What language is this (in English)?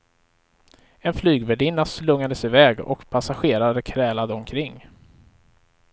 Swedish